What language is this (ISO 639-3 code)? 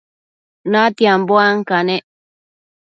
mcf